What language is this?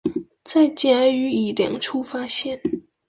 Chinese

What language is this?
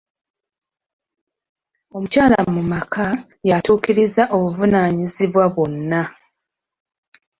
Ganda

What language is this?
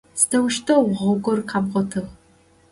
Adyghe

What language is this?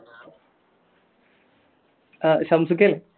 Malayalam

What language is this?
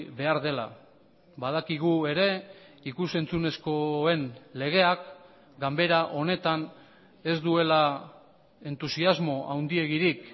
Basque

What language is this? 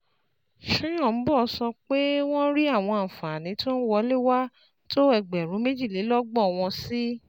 Yoruba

